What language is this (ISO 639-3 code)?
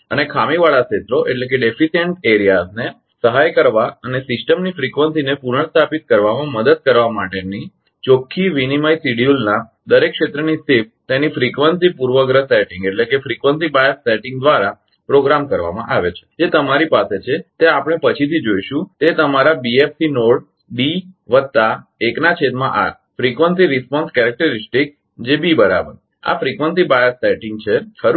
guj